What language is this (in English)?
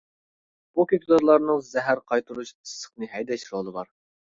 Uyghur